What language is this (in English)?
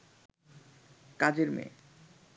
Bangla